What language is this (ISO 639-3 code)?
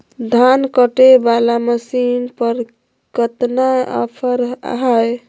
mag